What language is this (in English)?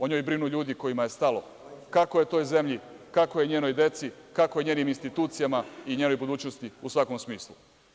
Serbian